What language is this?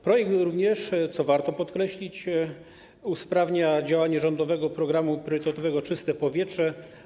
Polish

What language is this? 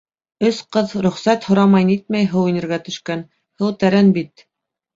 Bashkir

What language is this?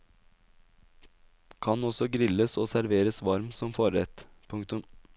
Norwegian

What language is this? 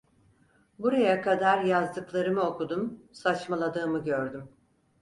Turkish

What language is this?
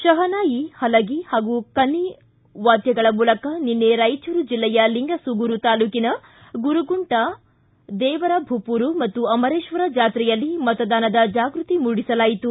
Kannada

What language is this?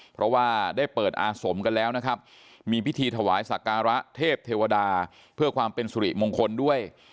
Thai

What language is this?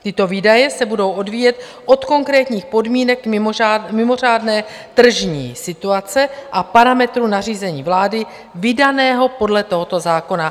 Czech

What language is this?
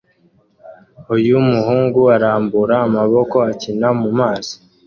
Kinyarwanda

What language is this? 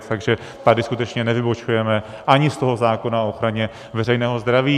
Czech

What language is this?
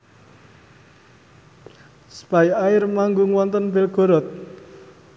Javanese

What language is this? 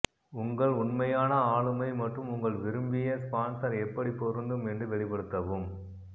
Tamil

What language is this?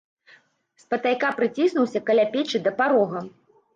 Belarusian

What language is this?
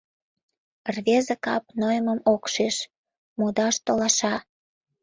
Mari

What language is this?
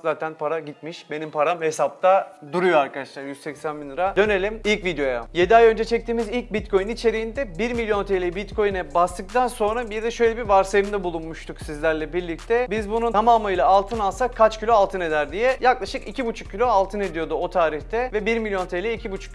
Turkish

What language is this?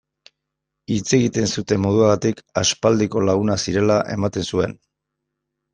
Basque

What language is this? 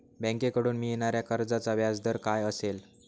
Marathi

